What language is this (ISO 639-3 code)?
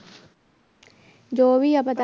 pan